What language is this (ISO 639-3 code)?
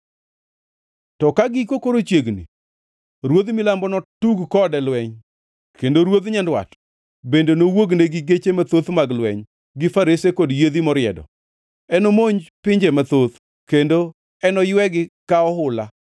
luo